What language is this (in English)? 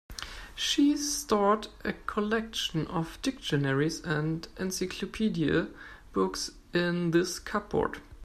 English